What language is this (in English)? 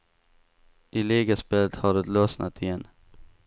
Swedish